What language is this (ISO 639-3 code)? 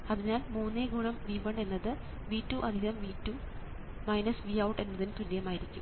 mal